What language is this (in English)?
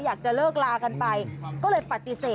Thai